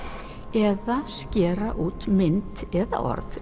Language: Icelandic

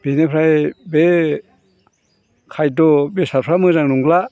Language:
Bodo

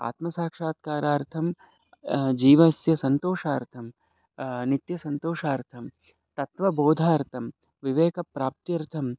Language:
Sanskrit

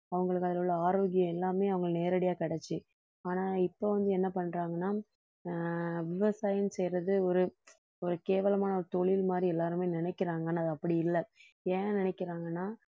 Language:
Tamil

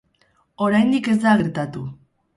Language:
Basque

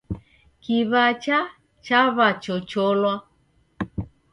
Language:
Taita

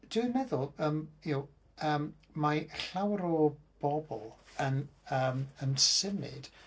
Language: Welsh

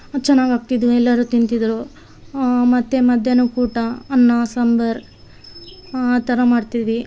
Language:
Kannada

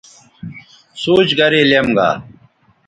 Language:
Bateri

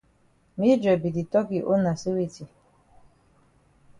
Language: Cameroon Pidgin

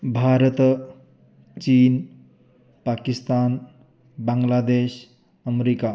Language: Sanskrit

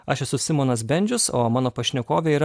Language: Lithuanian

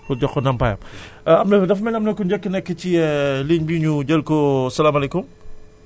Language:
Wolof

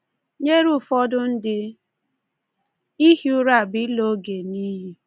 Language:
Igbo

